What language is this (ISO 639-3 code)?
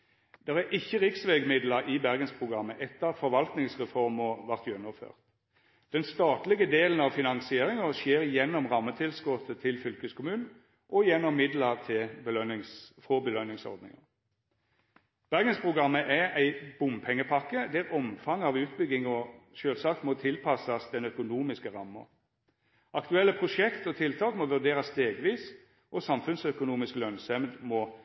nno